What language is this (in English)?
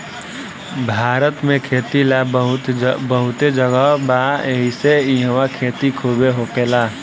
Bhojpuri